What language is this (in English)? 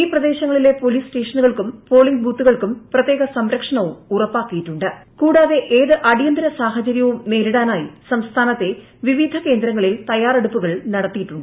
Malayalam